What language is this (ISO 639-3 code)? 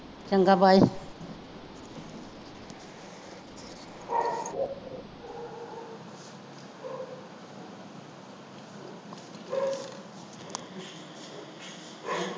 pan